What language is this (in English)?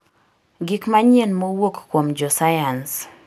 Luo (Kenya and Tanzania)